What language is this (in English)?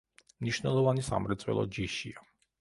Georgian